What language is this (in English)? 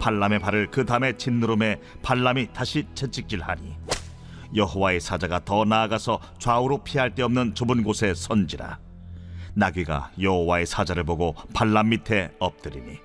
Korean